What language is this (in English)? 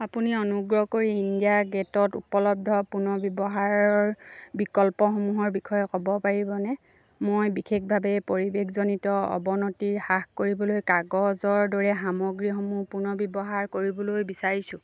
Assamese